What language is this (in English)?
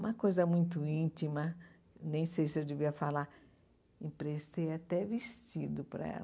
Portuguese